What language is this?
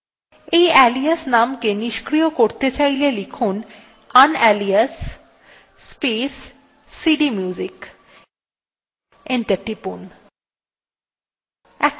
Bangla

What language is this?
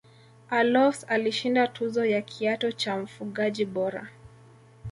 Swahili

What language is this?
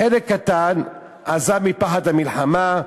Hebrew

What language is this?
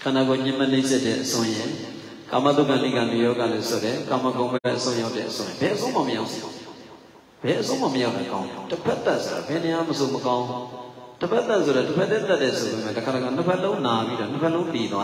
Arabic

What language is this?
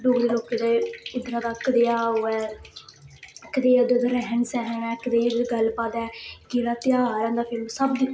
Dogri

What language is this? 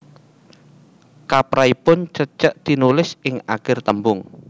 Javanese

